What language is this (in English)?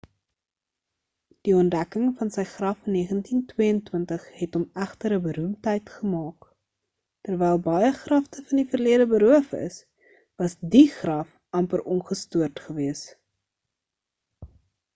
Afrikaans